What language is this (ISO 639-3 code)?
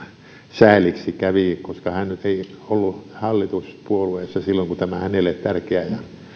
fin